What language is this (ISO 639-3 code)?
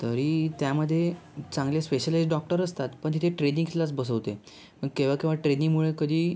mar